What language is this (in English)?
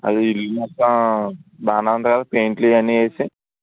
Telugu